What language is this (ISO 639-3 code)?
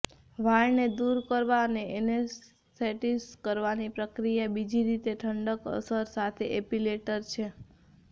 guj